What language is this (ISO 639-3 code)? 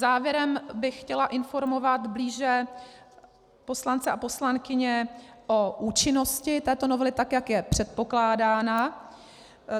ces